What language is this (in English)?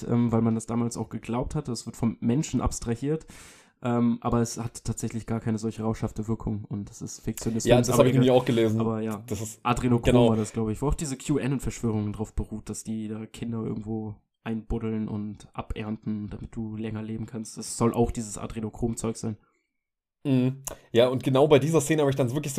German